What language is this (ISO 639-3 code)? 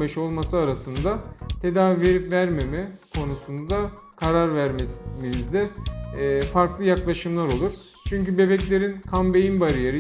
tur